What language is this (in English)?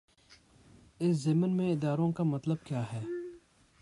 Urdu